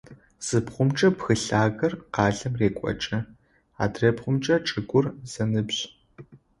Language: Adyghe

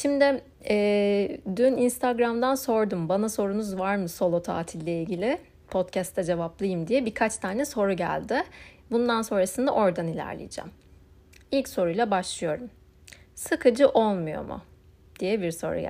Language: Turkish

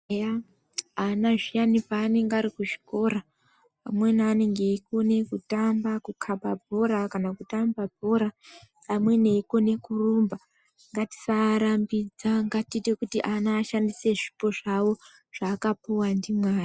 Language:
Ndau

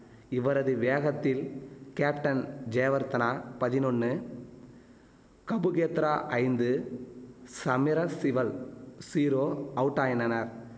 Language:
Tamil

